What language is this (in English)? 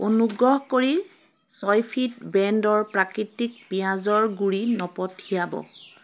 Assamese